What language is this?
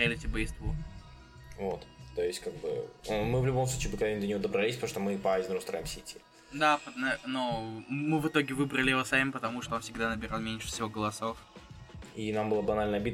Russian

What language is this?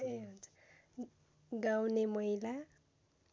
Nepali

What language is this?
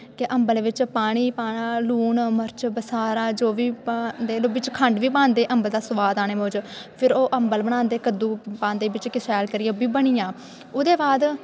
Dogri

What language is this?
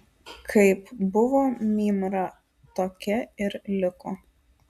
Lithuanian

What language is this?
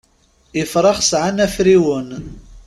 Kabyle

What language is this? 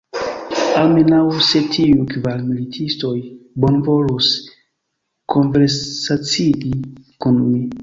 Esperanto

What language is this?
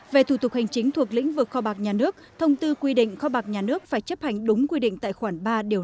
Vietnamese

